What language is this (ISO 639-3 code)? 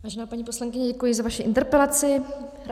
ces